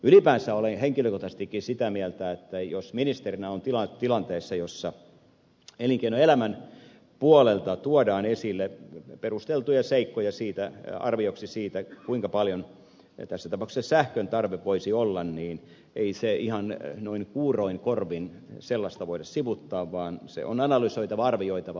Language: Finnish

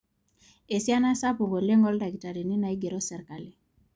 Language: Masai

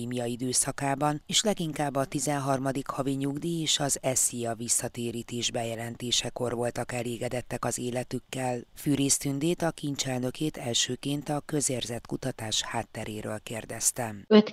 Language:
Hungarian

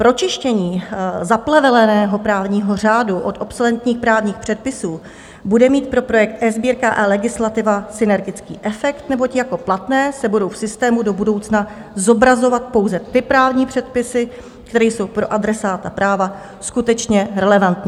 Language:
Czech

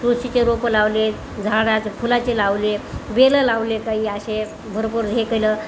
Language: Marathi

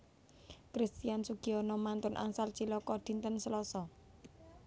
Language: Javanese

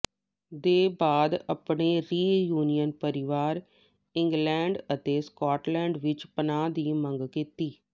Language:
Punjabi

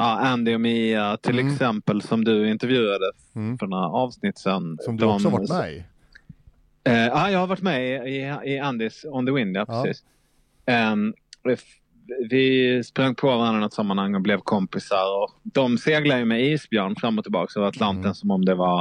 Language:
Swedish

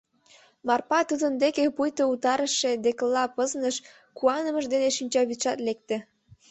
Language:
Mari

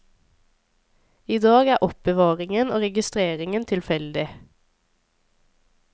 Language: Norwegian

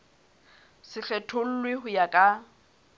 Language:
Southern Sotho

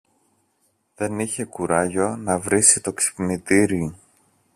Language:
Greek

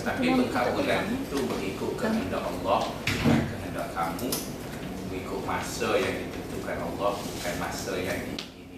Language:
Malay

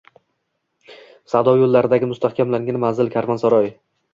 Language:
Uzbek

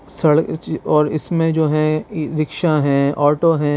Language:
Urdu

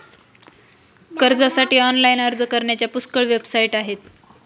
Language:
Marathi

